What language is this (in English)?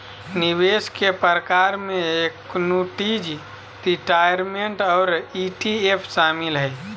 Magahi